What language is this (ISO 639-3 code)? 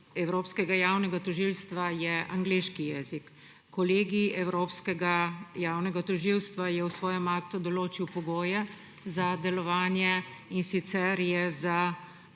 slv